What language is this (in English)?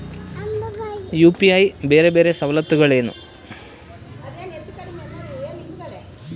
Kannada